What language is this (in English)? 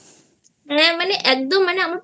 Bangla